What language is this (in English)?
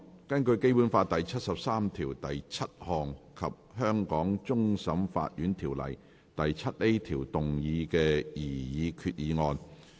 Cantonese